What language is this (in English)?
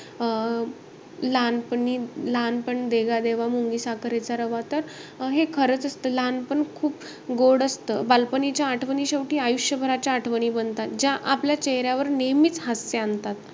Marathi